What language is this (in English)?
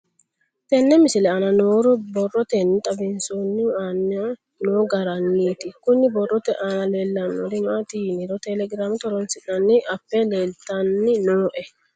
Sidamo